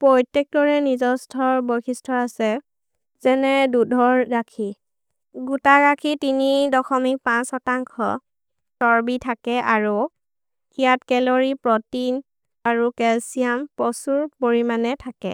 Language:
Maria (India)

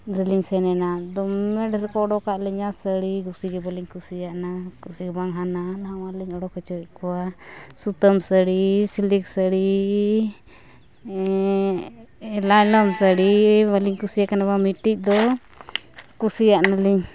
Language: Santali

